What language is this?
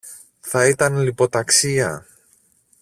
Greek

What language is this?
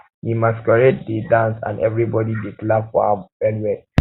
Nigerian Pidgin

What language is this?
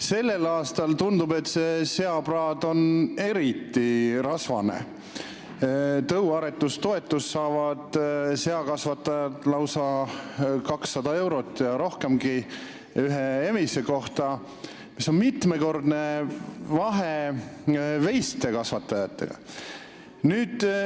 Estonian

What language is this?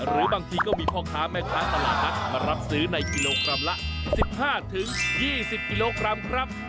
Thai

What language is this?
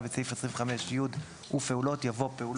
Hebrew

